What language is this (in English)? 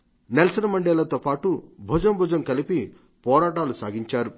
Telugu